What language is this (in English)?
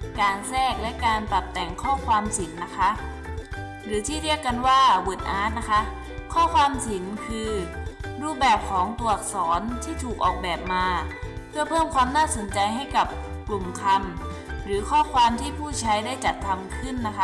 Thai